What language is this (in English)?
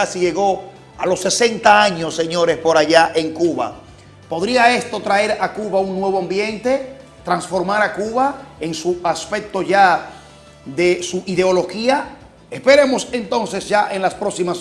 Spanish